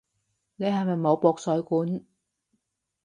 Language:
Cantonese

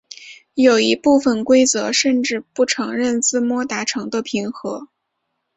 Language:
Chinese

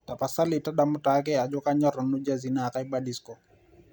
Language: Masai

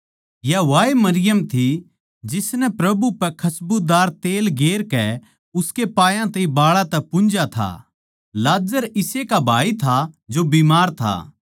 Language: Haryanvi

